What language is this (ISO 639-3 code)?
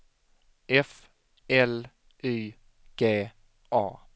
swe